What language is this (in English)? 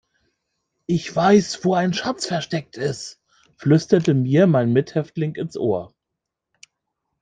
German